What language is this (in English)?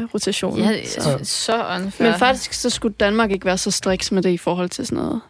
Danish